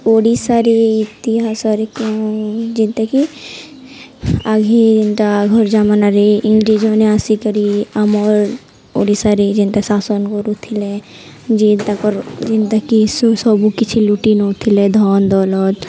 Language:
Odia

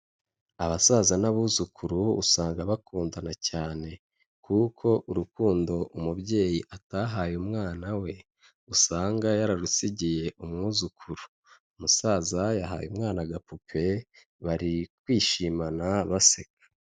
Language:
Kinyarwanda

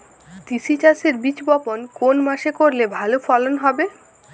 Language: Bangla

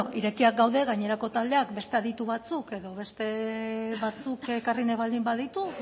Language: Basque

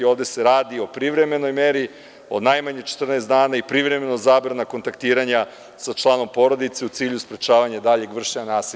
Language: Serbian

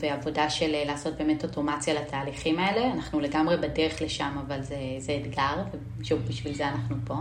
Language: Hebrew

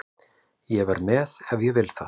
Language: Icelandic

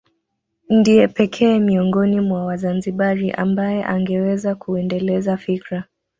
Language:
Swahili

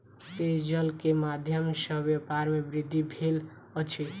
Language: Maithili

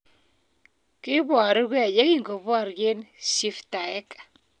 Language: Kalenjin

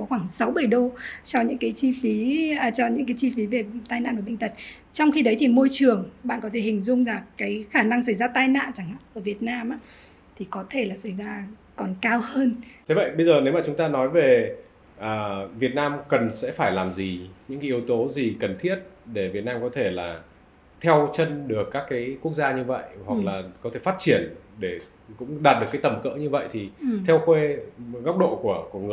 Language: Vietnamese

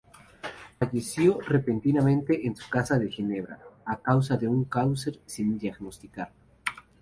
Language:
Spanish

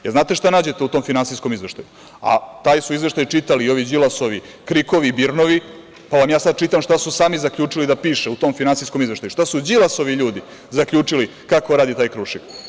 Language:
Serbian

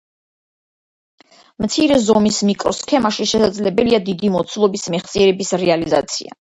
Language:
Georgian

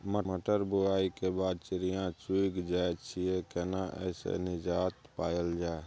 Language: Maithili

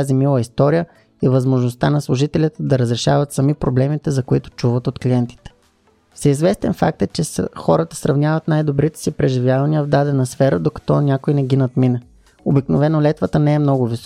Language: Bulgarian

